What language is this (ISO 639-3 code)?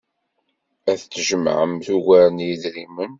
kab